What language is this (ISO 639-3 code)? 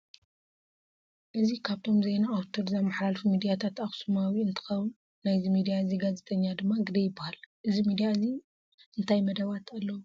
tir